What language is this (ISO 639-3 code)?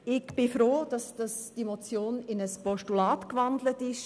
gsw